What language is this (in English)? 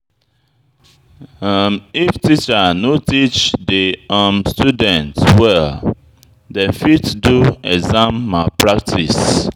Nigerian Pidgin